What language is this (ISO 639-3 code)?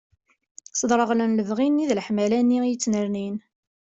kab